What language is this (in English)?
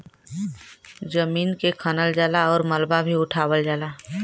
Bhojpuri